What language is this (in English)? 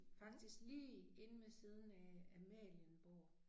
Danish